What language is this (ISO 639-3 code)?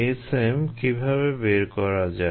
ben